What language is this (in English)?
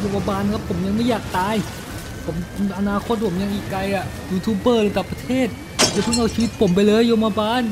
Thai